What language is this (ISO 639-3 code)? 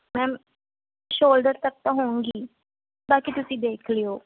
pan